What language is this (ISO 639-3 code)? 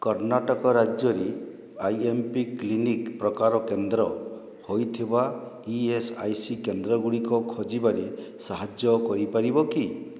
ori